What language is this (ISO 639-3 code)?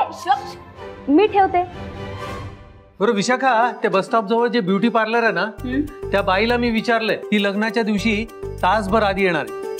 mar